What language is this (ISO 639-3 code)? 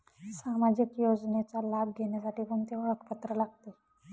mar